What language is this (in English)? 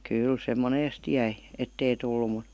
Finnish